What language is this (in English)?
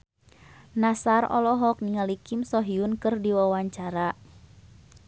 Sundanese